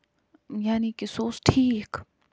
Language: Kashmiri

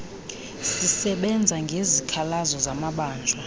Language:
Xhosa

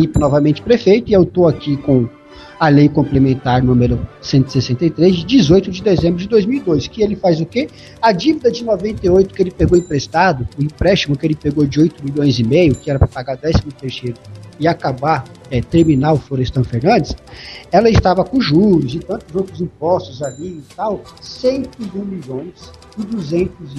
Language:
Portuguese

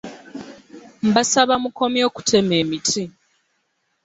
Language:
Ganda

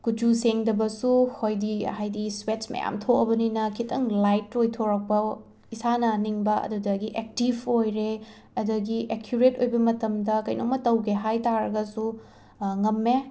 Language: Manipuri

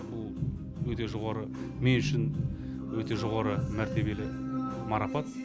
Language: Kazakh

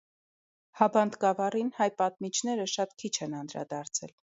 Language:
Armenian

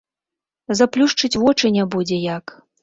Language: Belarusian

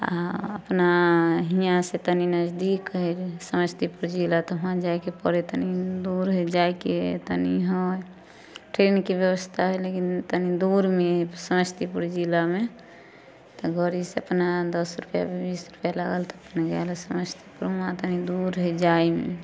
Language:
Maithili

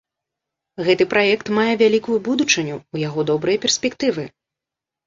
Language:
Belarusian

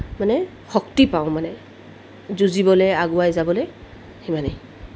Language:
Assamese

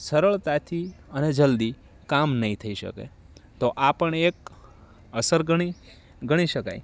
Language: Gujarati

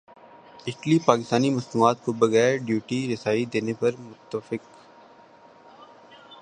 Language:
Urdu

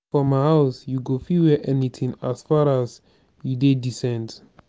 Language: Nigerian Pidgin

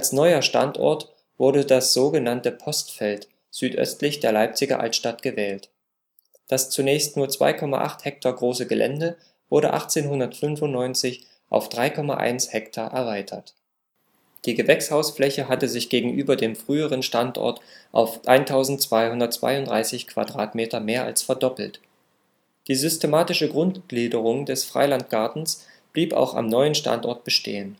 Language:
German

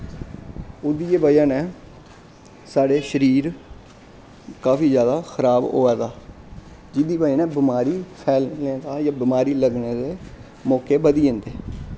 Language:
Dogri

